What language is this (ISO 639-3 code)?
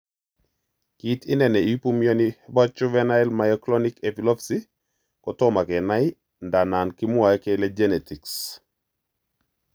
kln